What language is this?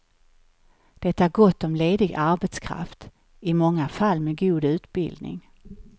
Swedish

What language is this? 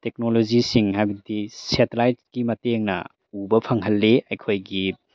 Manipuri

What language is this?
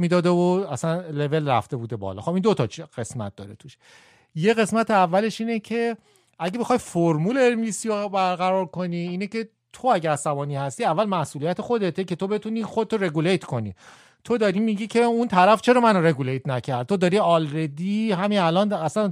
Persian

